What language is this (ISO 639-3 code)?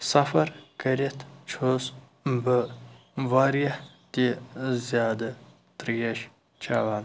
kas